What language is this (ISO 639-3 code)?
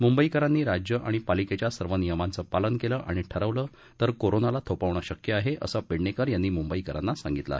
mar